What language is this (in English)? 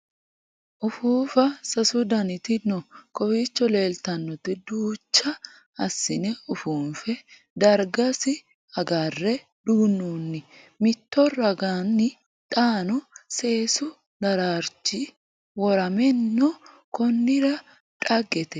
Sidamo